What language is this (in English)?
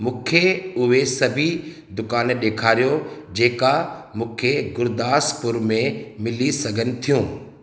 Sindhi